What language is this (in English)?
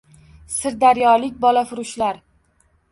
Uzbek